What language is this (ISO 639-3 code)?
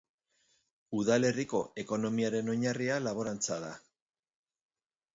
eus